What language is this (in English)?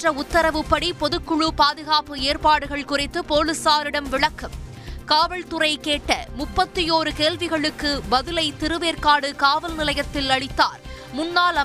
Tamil